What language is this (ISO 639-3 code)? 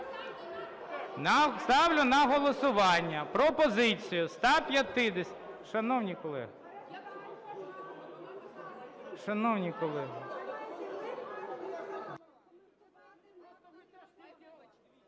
ukr